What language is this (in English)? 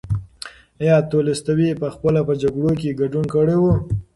Pashto